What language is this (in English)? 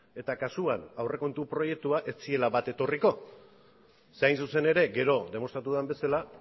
Basque